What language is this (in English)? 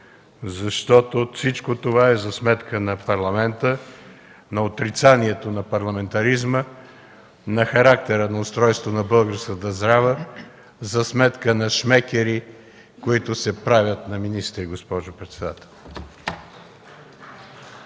Bulgarian